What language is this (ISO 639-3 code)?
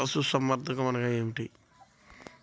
tel